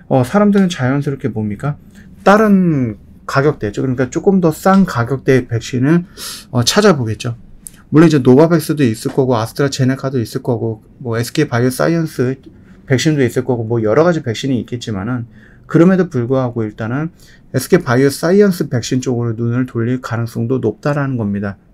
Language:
Korean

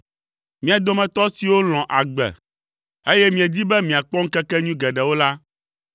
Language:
Ewe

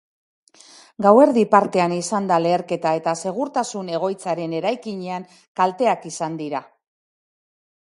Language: Basque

